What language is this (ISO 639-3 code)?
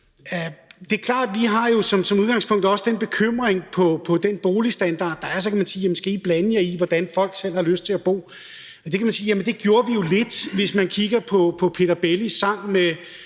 dan